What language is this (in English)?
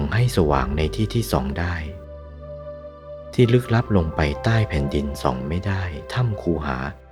Thai